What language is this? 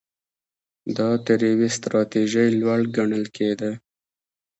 Pashto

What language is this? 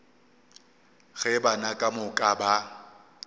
Northern Sotho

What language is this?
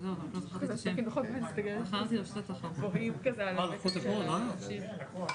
Hebrew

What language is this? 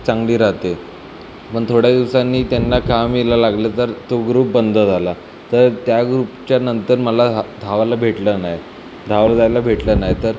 Marathi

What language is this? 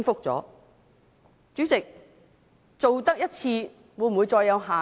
Cantonese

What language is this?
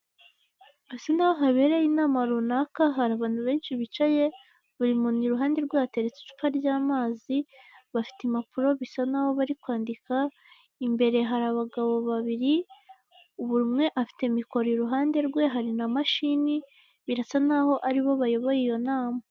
Kinyarwanda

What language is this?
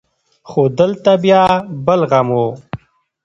Pashto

